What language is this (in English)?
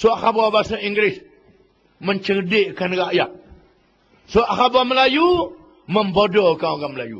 Malay